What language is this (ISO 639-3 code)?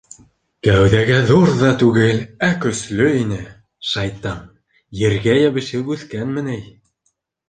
bak